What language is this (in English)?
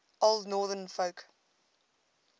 English